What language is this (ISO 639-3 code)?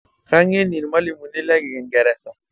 mas